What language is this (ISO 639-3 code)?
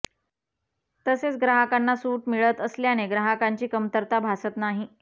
mar